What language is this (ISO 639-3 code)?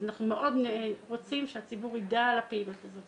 heb